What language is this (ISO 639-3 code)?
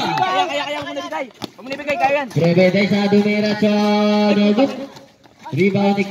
ind